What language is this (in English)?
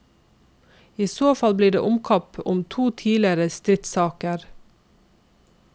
Norwegian